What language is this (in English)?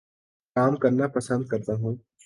Urdu